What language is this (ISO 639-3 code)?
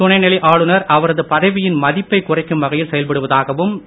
tam